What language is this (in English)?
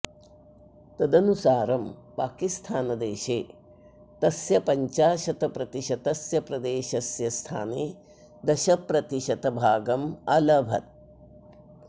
Sanskrit